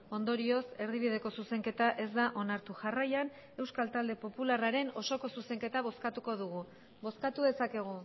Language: Basque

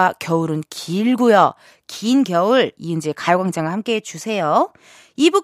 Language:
Korean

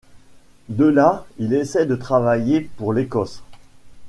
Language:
French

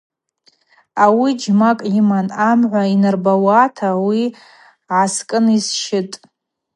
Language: Abaza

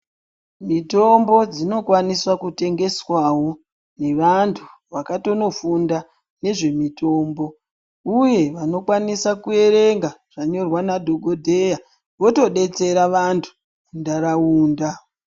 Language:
Ndau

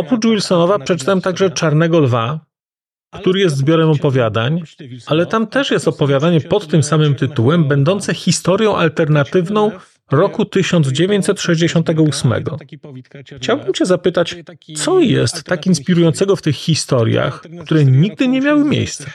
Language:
Polish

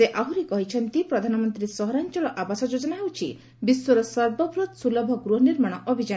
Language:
Odia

